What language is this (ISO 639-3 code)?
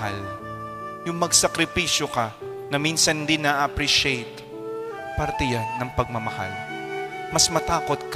fil